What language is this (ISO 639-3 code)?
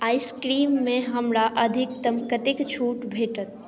mai